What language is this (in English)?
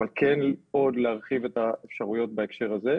Hebrew